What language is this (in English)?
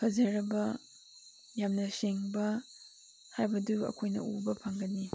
Manipuri